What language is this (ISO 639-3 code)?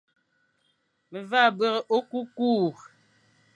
fan